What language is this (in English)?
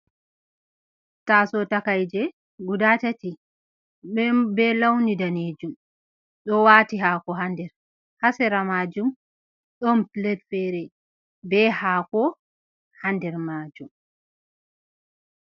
Fula